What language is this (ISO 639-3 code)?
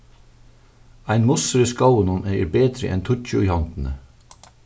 fao